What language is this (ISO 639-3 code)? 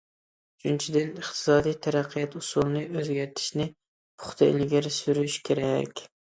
uig